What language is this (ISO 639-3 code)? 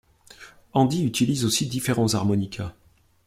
fra